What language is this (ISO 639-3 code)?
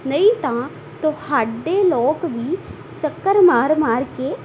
pan